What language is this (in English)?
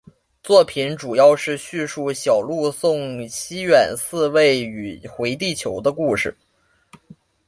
Chinese